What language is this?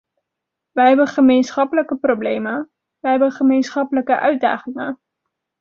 Dutch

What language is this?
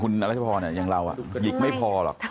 Thai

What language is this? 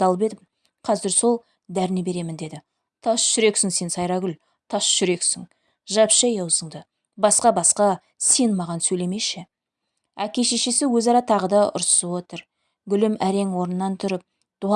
Turkish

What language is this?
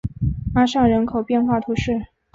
Chinese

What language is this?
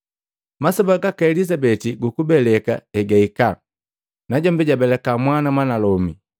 Matengo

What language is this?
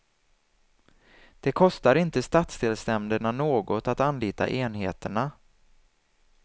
Swedish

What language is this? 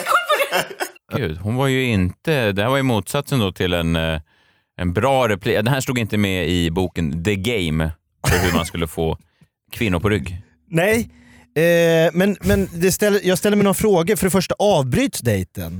Swedish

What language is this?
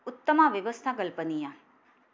Sanskrit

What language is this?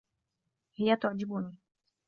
Arabic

